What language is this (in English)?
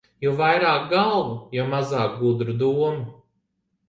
Latvian